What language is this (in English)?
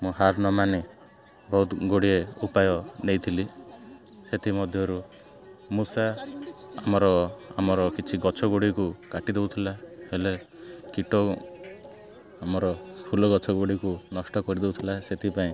Odia